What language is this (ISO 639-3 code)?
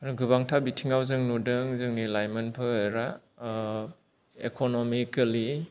brx